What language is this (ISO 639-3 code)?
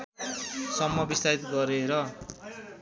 nep